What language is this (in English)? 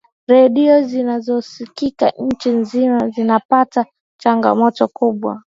Swahili